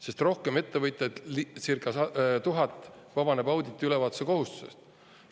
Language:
Estonian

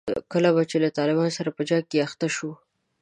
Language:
Pashto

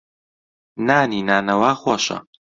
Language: Central Kurdish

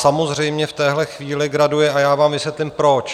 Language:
Czech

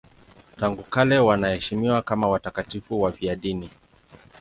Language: Swahili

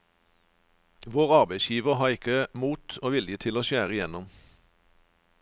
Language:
Norwegian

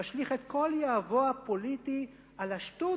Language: Hebrew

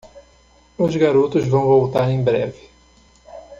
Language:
Portuguese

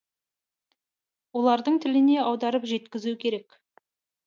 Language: Kazakh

